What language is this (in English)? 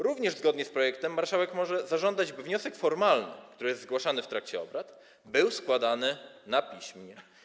Polish